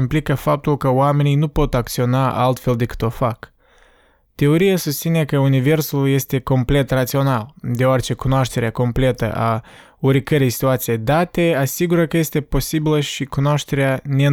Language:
Romanian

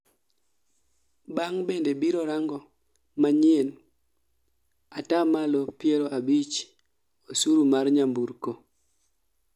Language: Luo (Kenya and Tanzania)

